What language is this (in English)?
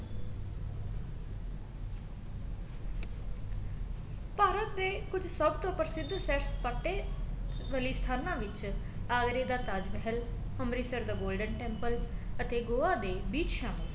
Punjabi